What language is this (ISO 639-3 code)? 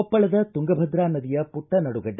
kan